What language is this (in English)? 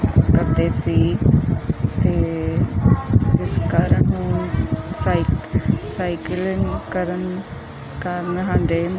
Punjabi